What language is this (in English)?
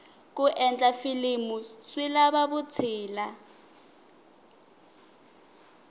Tsonga